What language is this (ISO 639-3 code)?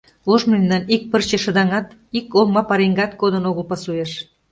chm